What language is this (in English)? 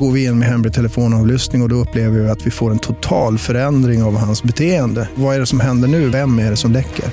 Swedish